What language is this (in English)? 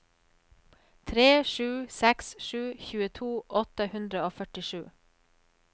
Norwegian